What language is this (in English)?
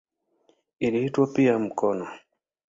Swahili